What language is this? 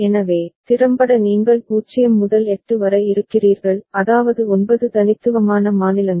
Tamil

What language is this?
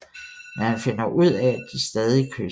Danish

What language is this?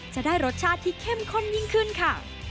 Thai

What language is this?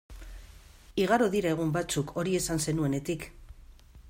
Basque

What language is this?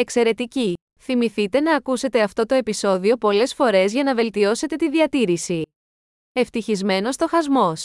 Greek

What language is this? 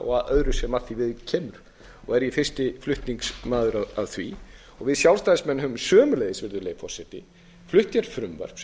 Icelandic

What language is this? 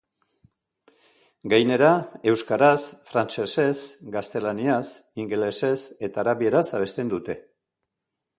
Basque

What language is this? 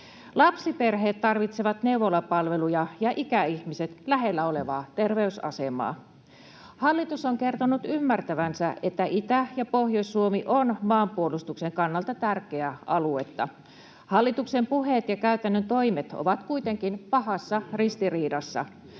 Finnish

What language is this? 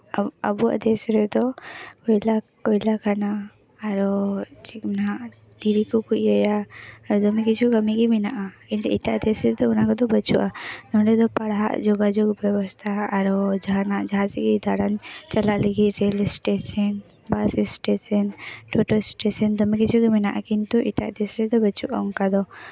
Santali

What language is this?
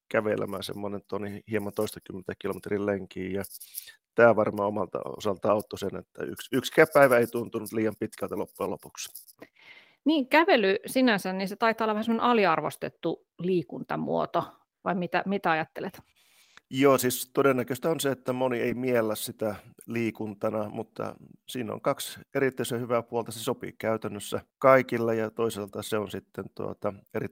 Finnish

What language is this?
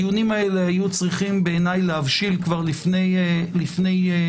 Hebrew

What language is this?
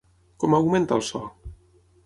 Catalan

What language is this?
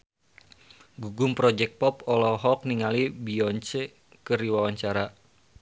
Sundanese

